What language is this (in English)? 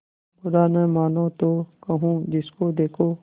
Hindi